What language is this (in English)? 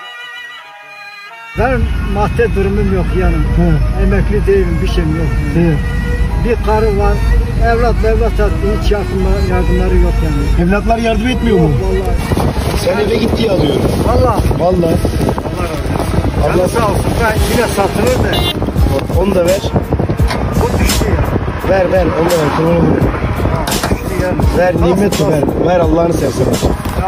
Turkish